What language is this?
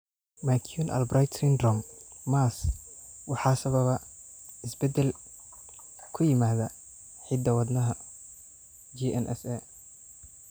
Somali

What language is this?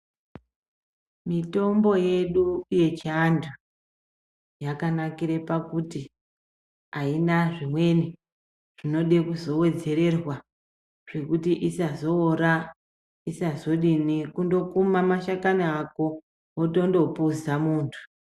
Ndau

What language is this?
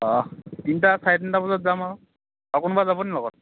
Assamese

